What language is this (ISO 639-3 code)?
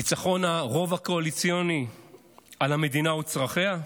heb